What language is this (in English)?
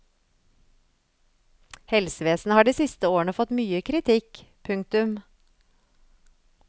Norwegian